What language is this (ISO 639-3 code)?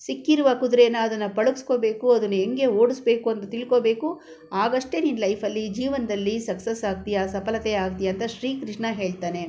kan